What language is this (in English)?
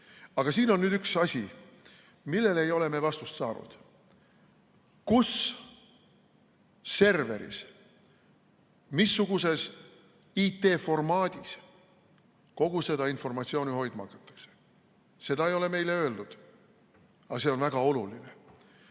Estonian